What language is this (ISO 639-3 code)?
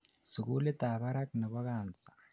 kln